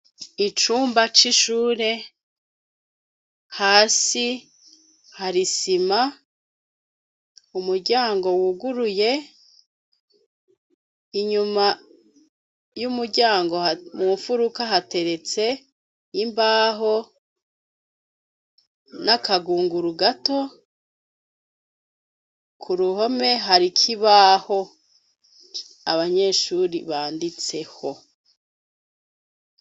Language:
Rundi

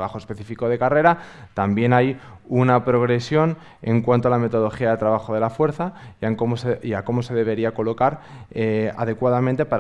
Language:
Spanish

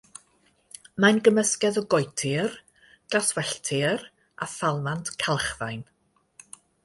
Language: Welsh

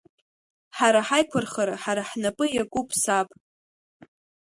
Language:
Abkhazian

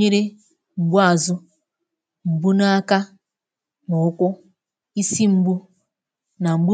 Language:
Igbo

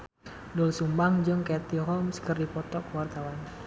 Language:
Sundanese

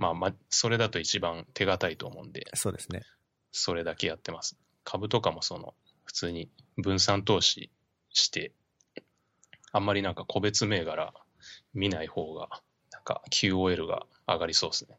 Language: Japanese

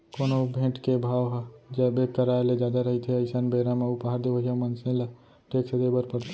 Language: Chhattisgarhi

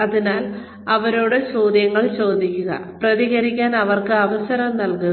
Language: Malayalam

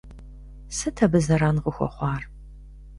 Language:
Kabardian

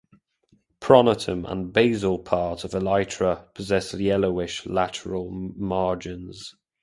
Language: English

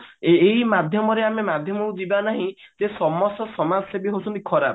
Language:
Odia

